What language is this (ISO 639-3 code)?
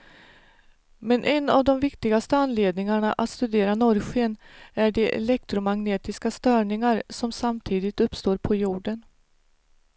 swe